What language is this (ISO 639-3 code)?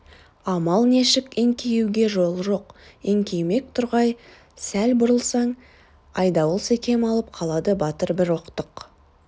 kaz